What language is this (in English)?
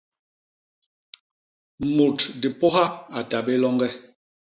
Basaa